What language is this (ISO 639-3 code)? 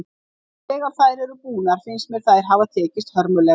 isl